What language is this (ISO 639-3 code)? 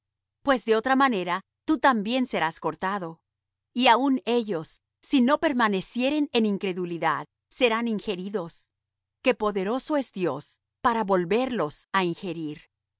spa